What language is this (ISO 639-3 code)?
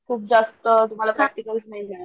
mar